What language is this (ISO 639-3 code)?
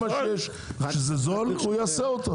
heb